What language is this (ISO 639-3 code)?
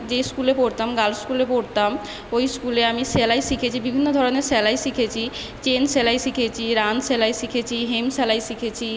ben